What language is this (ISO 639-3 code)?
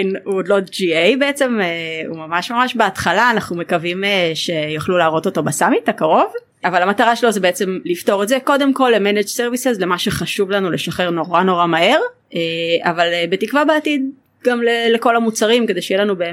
heb